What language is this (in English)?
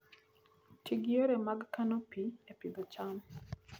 Luo (Kenya and Tanzania)